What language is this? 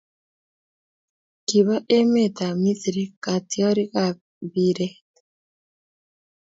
Kalenjin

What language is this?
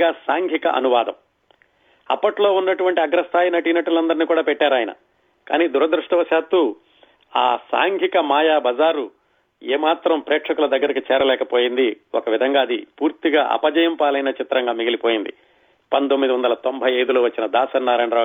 Telugu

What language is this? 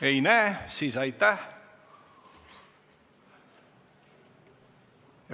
Estonian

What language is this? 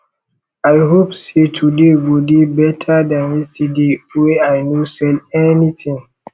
Nigerian Pidgin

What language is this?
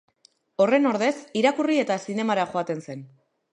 Basque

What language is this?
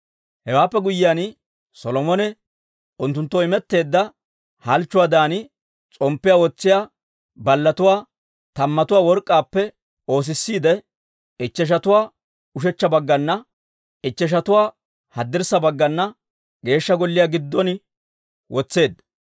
Dawro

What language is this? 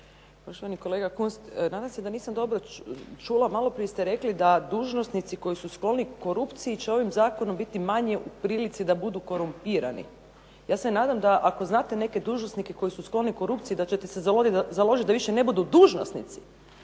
Croatian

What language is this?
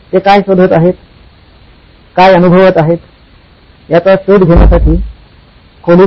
Marathi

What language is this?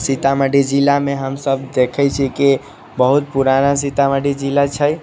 Maithili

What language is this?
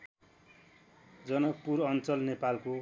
Nepali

